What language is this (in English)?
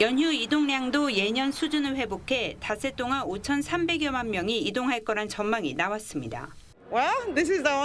Korean